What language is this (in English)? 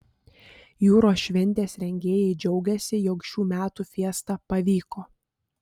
Lithuanian